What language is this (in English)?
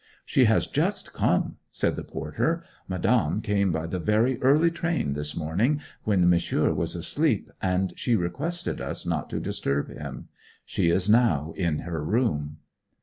English